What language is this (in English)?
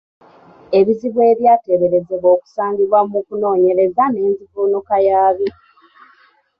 Ganda